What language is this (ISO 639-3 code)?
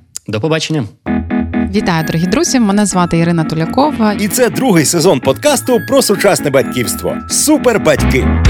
ukr